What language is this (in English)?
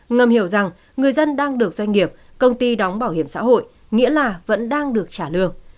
Vietnamese